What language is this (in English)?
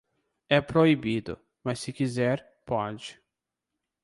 Portuguese